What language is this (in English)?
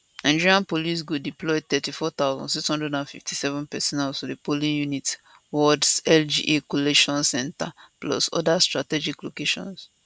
Nigerian Pidgin